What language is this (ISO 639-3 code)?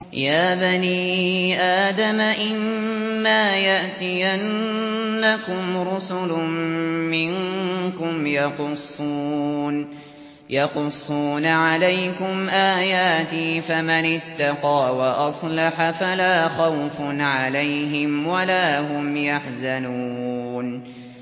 ara